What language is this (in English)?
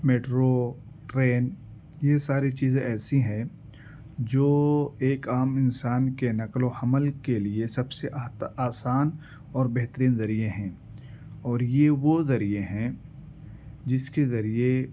Urdu